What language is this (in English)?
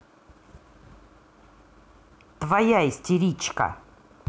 Russian